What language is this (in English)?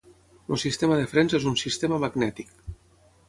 Catalan